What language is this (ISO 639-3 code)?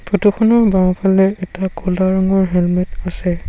asm